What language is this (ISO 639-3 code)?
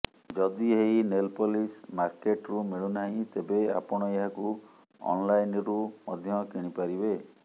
ori